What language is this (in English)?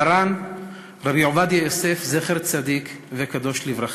Hebrew